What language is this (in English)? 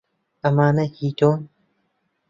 Central Kurdish